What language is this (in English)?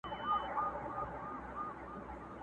Pashto